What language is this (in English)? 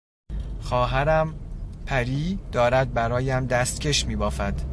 Persian